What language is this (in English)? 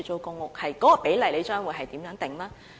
Cantonese